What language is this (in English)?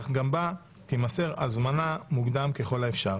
Hebrew